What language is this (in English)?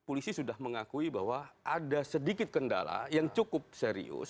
Indonesian